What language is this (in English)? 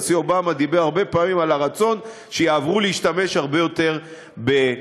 Hebrew